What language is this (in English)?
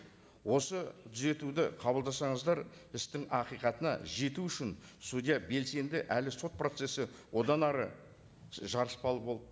Kazakh